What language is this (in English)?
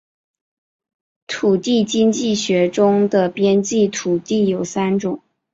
Chinese